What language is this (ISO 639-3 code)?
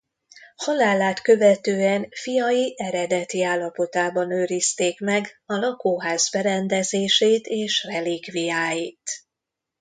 hun